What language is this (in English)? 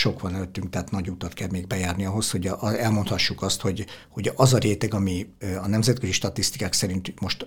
Hungarian